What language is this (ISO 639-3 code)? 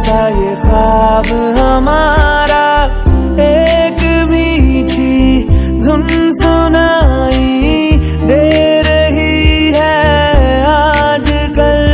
hin